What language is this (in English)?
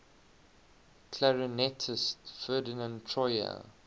English